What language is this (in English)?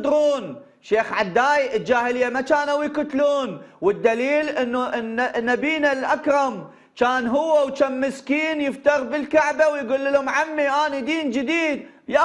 Arabic